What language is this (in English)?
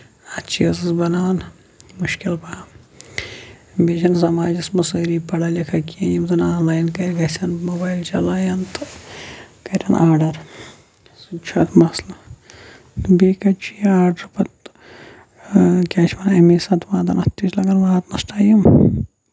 Kashmiri